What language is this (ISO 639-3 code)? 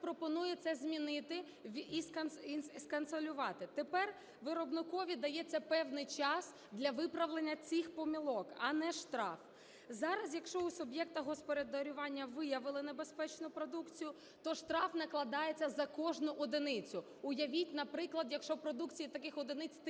ukr